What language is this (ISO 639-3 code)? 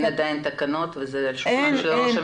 heb